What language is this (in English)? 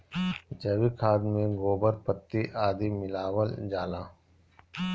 Bhojpuri